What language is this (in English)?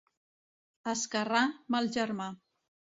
Catalan